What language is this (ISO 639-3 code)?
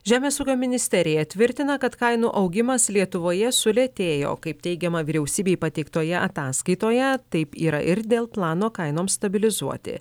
lit